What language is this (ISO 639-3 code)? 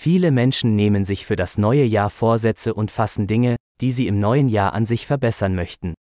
fil